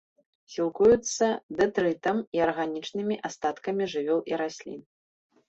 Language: Belarusian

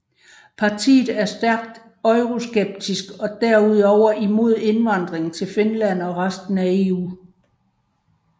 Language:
Danish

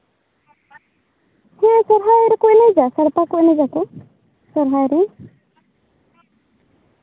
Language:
Santali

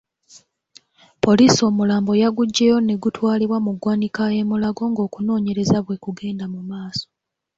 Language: Ganda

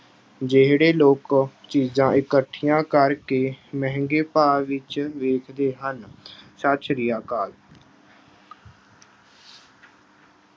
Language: Punjabi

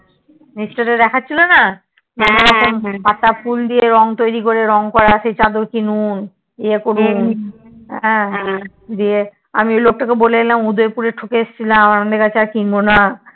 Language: Bangla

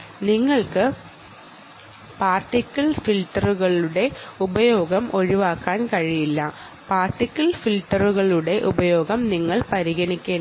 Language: Malayalam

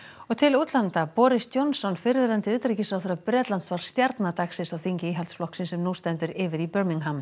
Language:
Icelandic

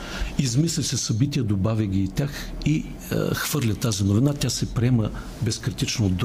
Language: Bulgarian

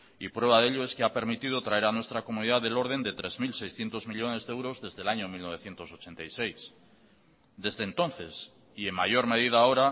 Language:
Spanish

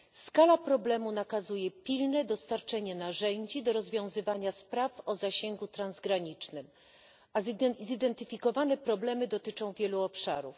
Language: Polish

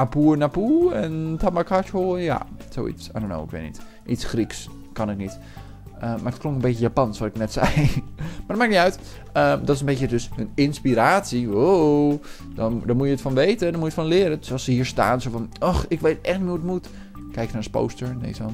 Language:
Dutch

